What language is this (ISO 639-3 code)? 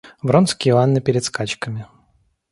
rus